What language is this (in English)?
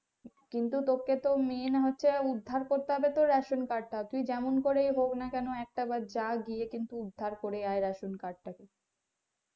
Bangla